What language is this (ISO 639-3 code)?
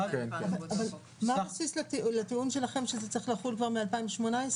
heb